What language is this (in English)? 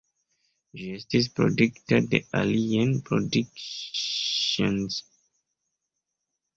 Esperanto